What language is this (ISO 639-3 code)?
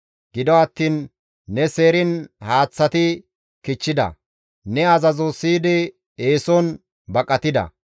gmv